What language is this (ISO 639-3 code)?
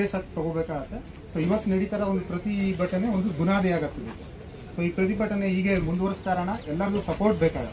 ara